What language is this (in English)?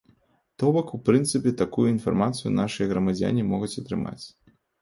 Belarusian